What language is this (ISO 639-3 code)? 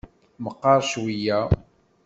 kab